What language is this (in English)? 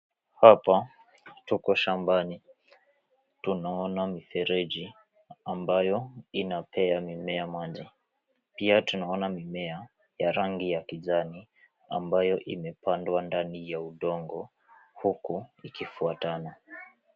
Swahili